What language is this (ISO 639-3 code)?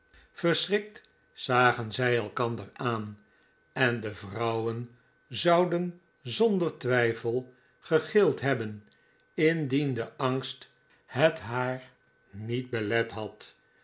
nld